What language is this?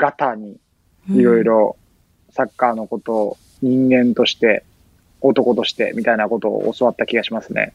Japanese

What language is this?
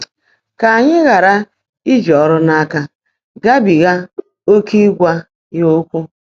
Igbo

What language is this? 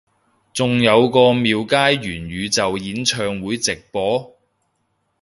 Cantonese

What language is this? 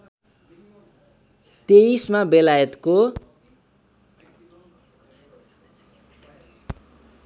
Nepali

